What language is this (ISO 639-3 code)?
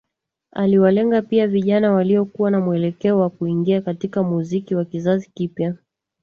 swa